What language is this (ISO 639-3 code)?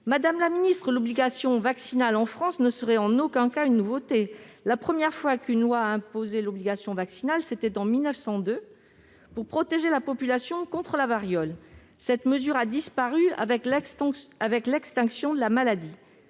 fra